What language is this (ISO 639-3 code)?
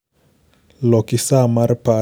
luo